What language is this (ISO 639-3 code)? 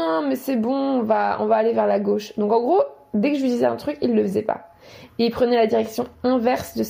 fra